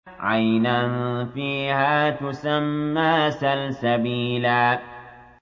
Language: Arabic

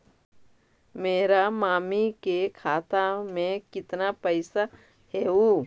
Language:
Magahi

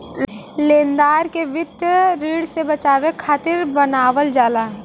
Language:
Bhojpuri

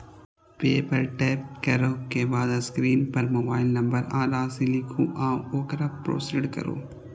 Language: Maithili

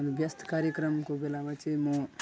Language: Nepali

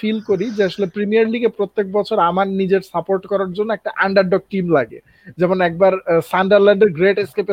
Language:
Bangla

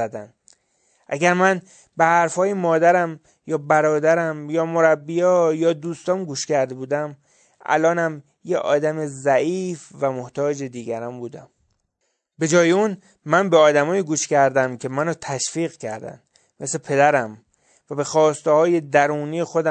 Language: Persian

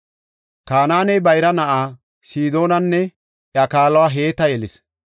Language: Gofa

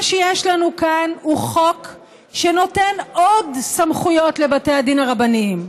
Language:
Hebrew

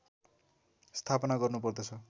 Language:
Nepali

